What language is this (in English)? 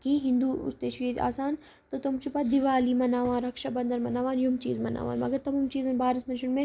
Kashmiri